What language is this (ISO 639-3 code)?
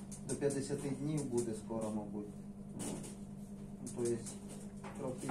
ukr